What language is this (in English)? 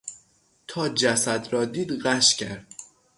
Persian